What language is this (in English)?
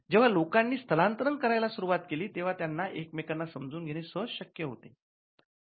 Marathi